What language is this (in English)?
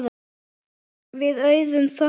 Icelandic